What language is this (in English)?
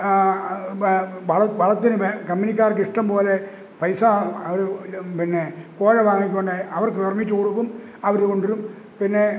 Malayalam